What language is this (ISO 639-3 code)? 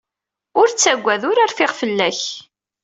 kab